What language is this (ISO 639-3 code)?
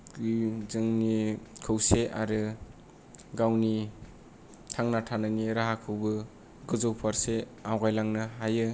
brx